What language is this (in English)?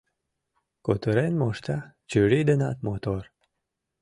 Mari